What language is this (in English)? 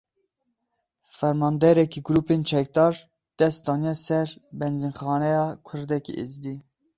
Kurdish